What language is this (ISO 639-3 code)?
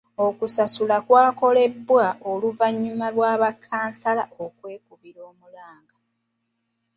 lug